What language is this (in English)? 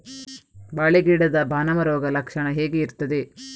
Kannada